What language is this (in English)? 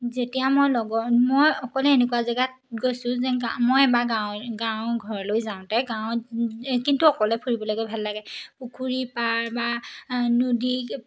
Assamese